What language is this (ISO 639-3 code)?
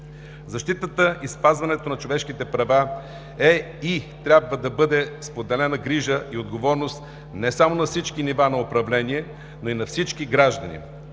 bul